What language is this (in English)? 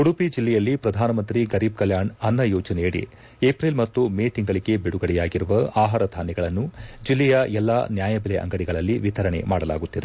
Kannada